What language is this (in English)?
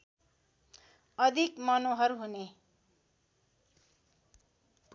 Nepali